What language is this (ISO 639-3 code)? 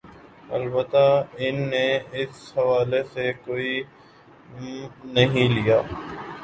urd